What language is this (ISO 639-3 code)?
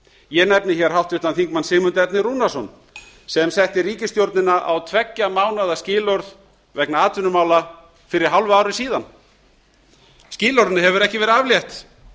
isl